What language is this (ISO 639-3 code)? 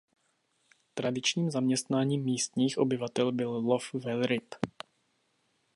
ces